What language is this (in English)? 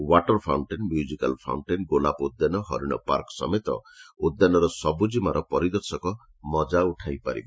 Odia